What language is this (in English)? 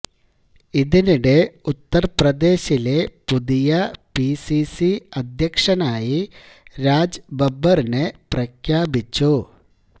Malayalam